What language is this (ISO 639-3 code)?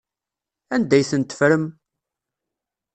kab